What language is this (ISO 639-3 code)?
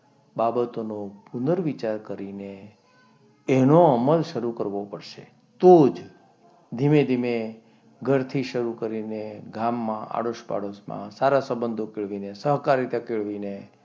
guj